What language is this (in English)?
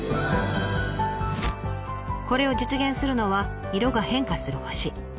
Japanese